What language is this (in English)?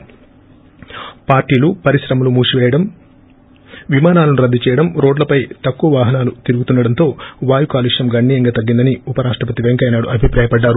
Telugu